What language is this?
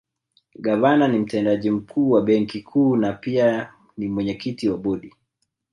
Swahili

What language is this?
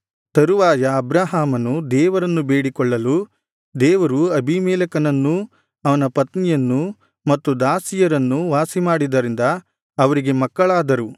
Kannada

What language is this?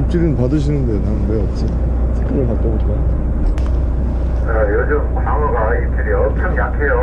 Korean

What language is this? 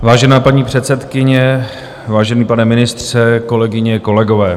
Czech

